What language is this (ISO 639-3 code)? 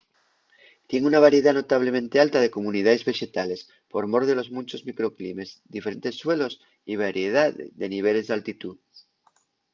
ast